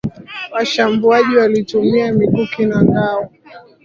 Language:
Swahili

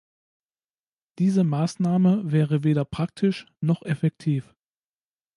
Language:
German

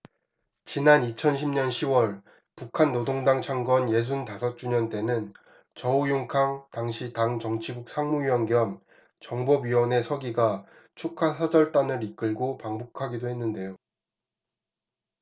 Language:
Korean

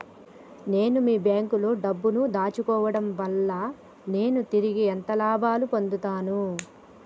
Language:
Telugu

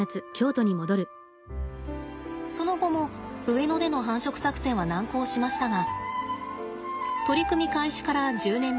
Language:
Japanese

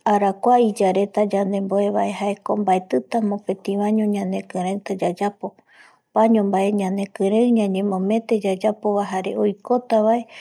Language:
Eastern Bolivian Guaraní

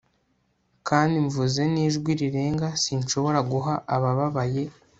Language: Kinyarwanda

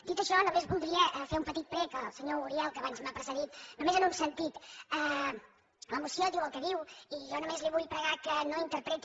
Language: Catalan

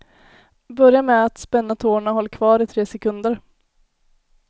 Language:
Swedish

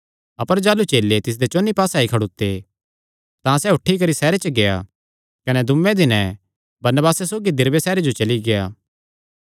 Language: Kangri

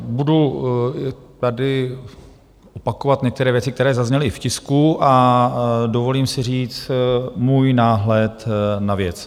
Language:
Czech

